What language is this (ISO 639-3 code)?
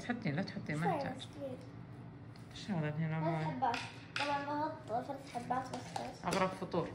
ara